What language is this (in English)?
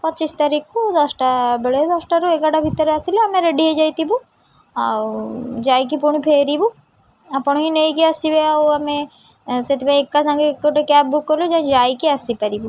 Odia